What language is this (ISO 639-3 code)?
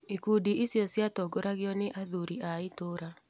kik